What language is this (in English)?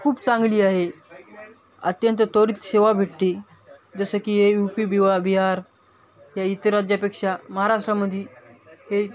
Marathi